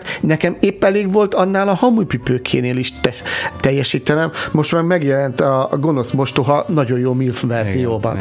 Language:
Hungarian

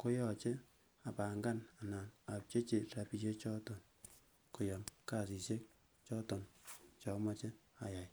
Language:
Kalenjin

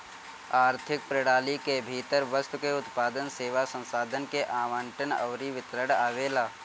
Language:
Bhojpuri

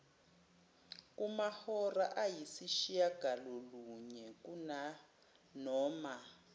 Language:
Zulu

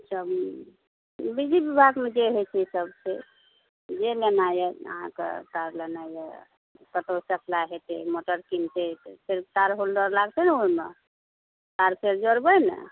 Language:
Maithili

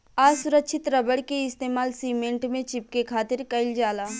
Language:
Bhojpuri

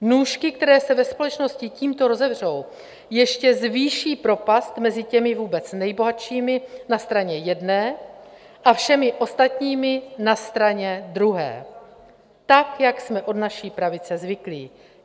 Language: Czech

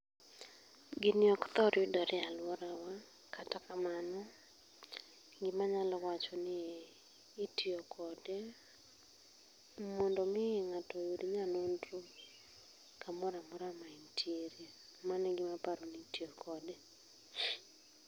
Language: Luo (Kenya and Tanzania)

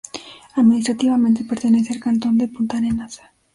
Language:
Spanish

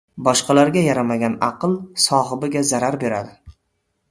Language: Uzbek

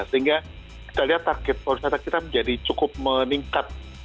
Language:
Indonesian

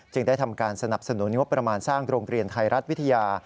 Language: Thai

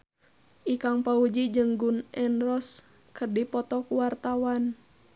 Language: Sundanese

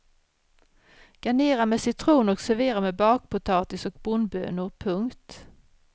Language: Swedish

